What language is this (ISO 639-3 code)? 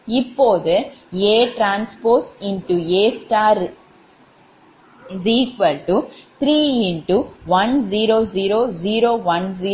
tam